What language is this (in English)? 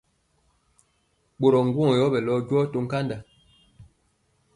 Mpiemo